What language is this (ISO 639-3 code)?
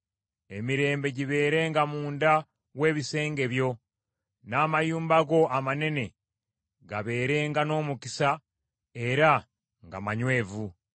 lug